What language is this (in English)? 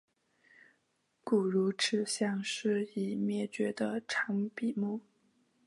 Chinese